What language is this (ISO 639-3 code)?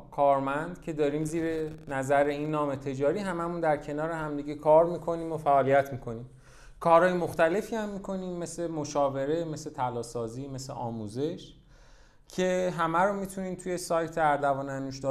fas